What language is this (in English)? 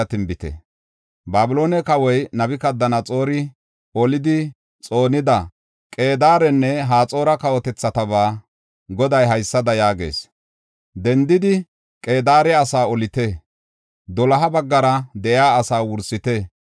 Gofa